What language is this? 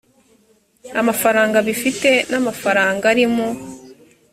Kinyarwanda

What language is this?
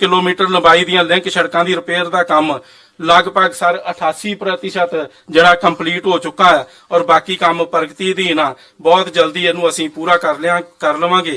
Hindi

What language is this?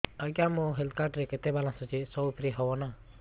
Odia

